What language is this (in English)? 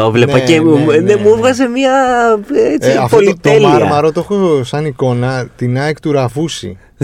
Greek